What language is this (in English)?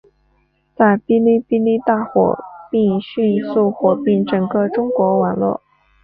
Chinese